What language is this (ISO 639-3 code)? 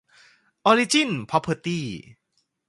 tha